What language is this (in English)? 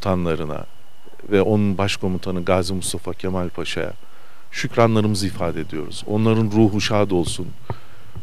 Turkish